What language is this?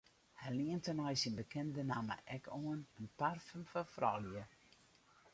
Western Frisian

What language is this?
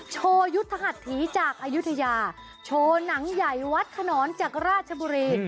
Thai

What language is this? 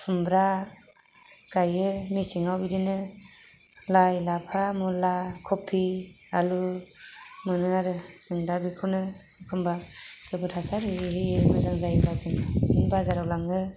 Bodo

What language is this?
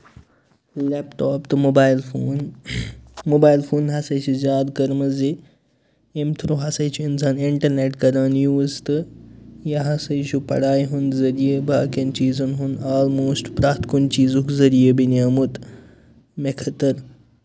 Kashmiri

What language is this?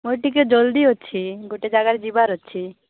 Odia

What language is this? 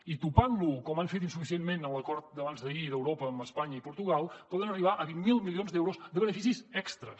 Catalan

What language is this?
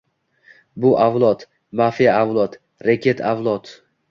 Uzbek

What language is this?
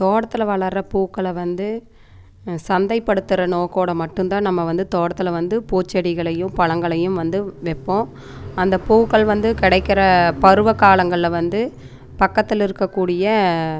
Tamil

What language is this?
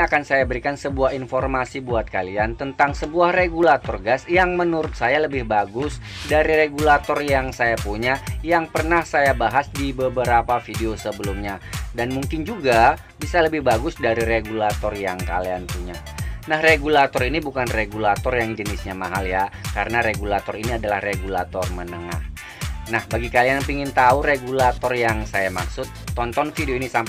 Indonesian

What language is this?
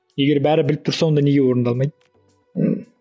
Kazakh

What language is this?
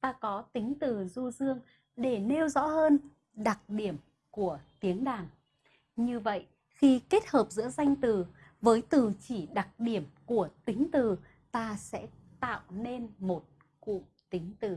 Vietnamese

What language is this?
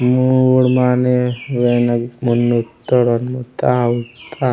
Gondi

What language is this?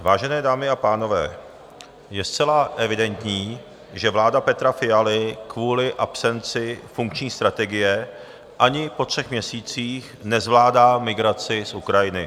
Czech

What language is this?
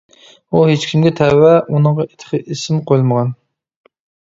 Uyghur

